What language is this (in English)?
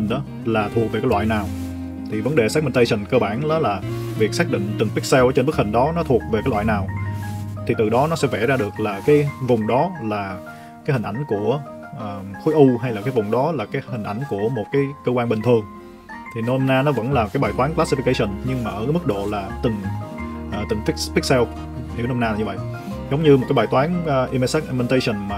Vietnamese